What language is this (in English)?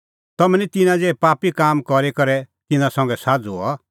Kullu Pahari